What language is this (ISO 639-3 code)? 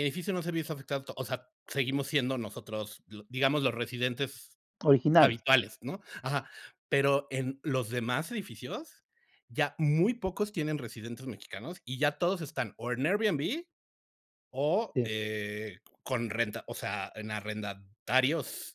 spa